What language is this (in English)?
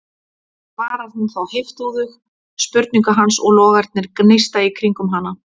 Icelandic